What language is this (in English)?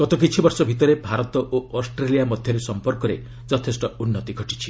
Odia